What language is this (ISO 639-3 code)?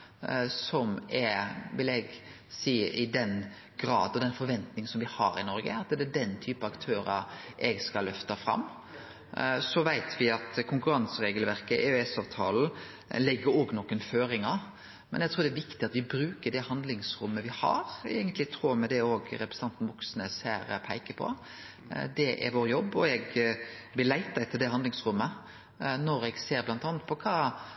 nno